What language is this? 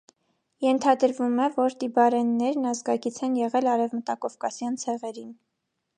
Armenian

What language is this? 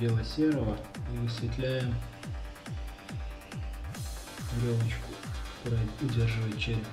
Russian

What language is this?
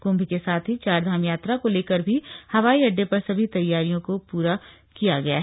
Hindi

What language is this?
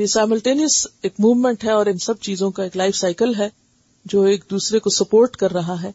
Urdu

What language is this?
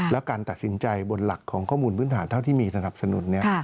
Thai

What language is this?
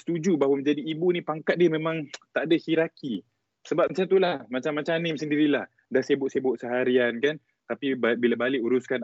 Malay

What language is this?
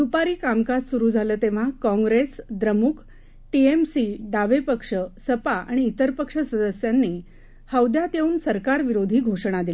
Marathi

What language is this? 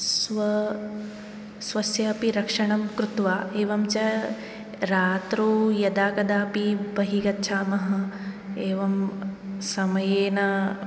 Sanskrit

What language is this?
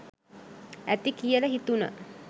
Sinhala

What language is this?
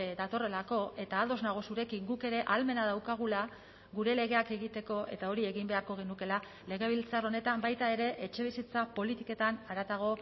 Basque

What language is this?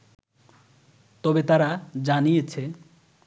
Bangla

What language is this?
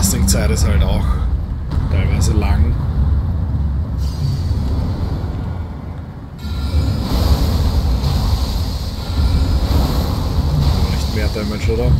German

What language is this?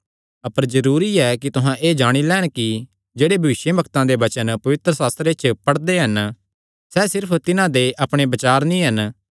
Kangri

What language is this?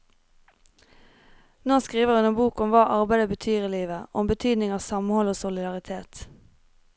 Norwegian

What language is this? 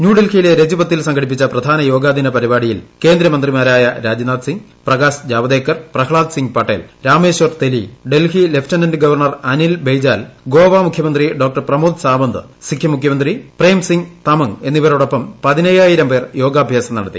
Malayalam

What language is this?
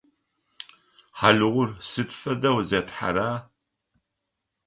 Adyghe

